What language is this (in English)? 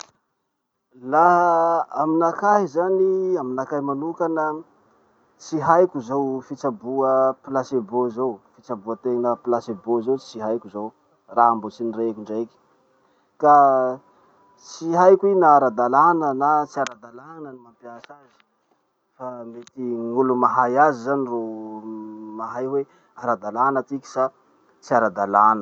Masikoro Malagasy